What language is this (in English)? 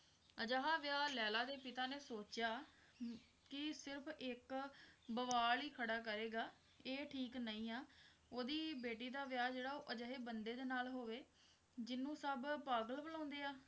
Punjabi